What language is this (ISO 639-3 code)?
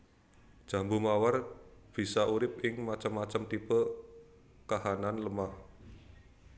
jav